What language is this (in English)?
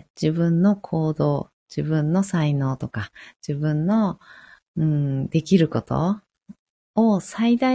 Japanese